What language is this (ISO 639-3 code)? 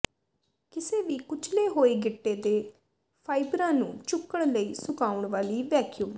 pan